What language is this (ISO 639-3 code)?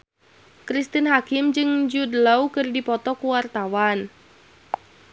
sun